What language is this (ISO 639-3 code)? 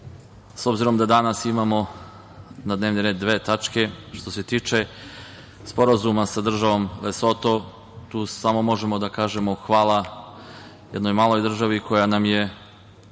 srp